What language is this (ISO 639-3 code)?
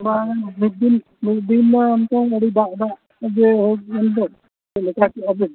sat